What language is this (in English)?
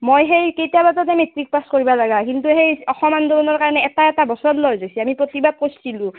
Assamese